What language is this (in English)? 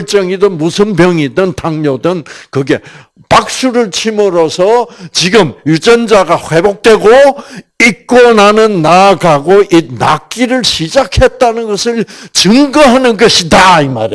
Korean